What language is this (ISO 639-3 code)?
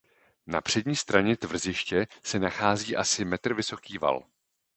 ces